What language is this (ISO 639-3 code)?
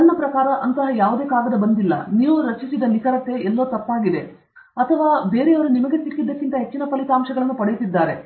kan